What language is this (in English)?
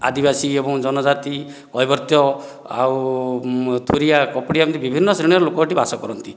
Odia